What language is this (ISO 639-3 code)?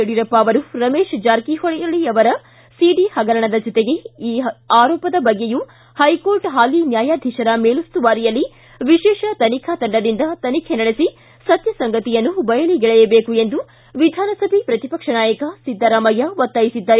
kan